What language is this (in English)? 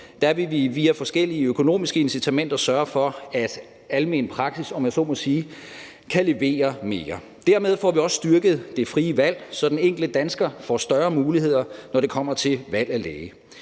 Danish